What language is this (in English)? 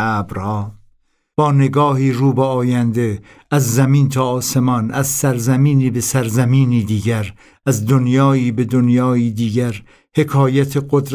Persian